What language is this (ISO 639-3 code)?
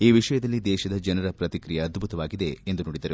kan